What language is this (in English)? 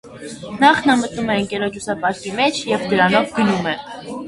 Armenian